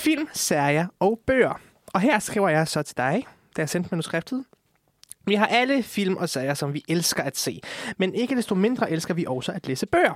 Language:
Danish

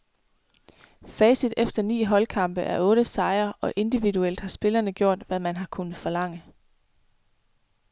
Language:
Danish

